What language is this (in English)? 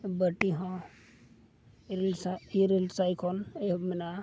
Santali